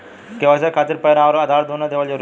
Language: Bhojpuri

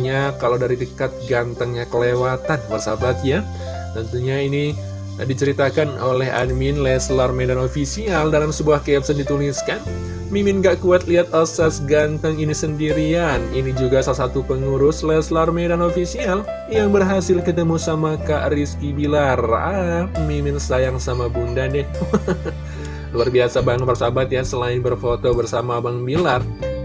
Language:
Indonesian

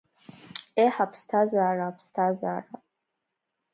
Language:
Abkhazian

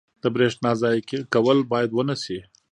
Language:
Pashto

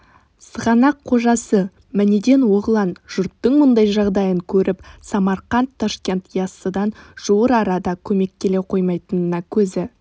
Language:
Kazakh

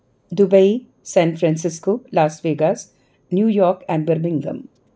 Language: Dogri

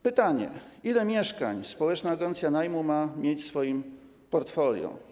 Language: Polish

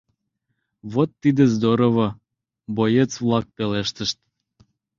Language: Mari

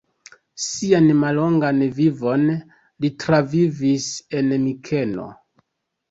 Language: Esperanto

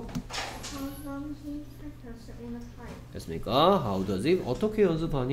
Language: Korean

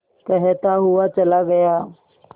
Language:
Hindi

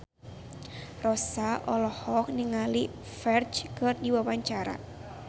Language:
Sundanese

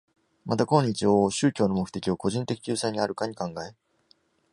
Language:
Japanese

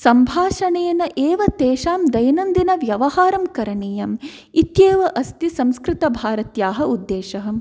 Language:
Sanskrit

